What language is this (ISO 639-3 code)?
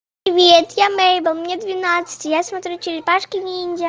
rus